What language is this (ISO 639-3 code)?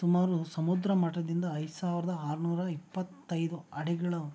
kan